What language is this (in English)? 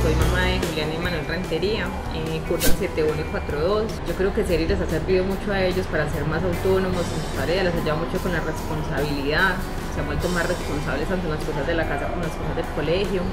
Spanish